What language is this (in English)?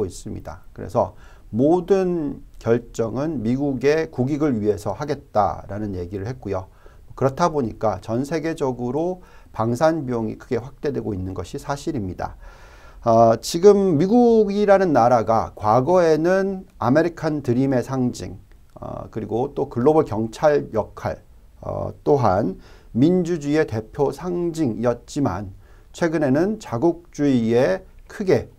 Korean